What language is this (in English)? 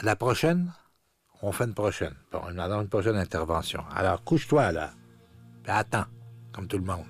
French